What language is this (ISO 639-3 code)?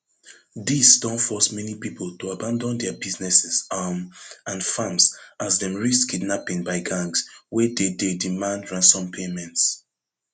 pcm